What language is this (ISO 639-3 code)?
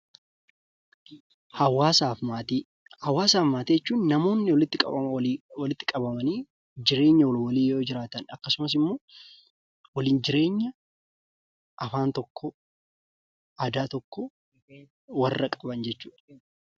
orm